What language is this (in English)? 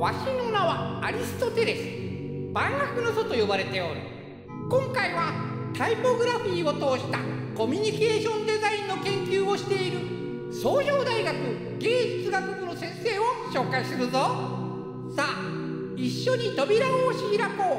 Japanese